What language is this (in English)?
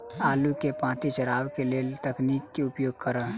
Maithili